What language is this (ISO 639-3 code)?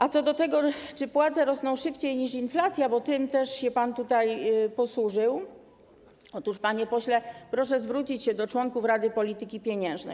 pol